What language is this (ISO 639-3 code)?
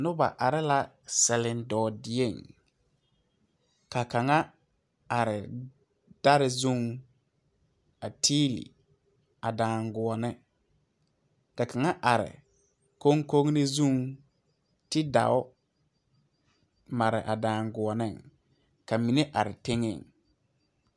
dga